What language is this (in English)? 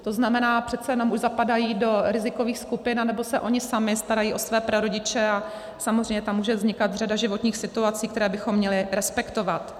Czech